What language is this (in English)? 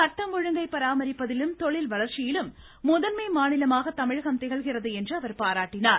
Tamil